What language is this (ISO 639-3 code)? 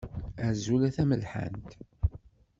kab